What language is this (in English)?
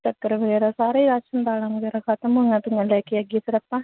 Punjabi